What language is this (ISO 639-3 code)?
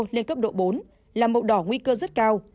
vie